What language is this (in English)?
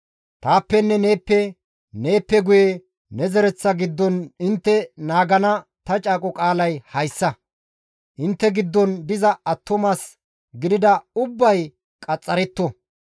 Gamo